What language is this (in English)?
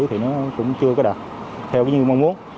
Vietnamese